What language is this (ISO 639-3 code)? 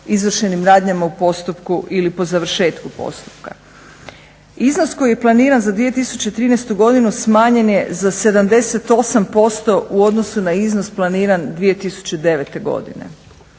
hrv